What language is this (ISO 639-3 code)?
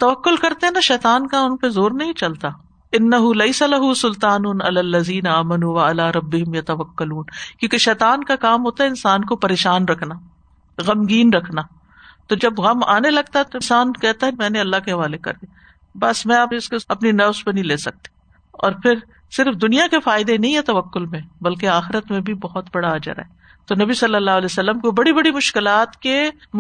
urd